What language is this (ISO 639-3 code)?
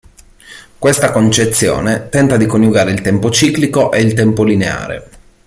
ita